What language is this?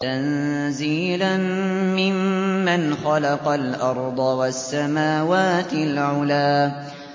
Arabic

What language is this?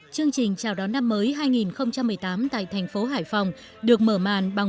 Vietnamese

